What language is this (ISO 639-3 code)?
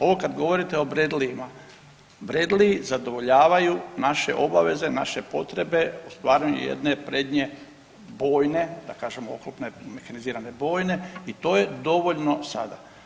hrv